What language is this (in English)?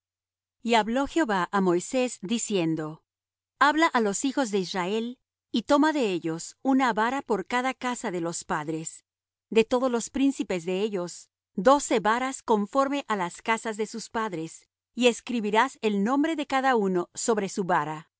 Spanish